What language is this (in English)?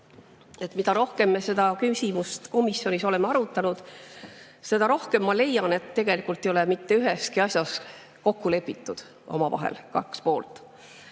Estonian